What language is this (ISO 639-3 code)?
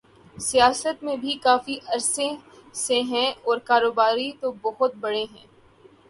urd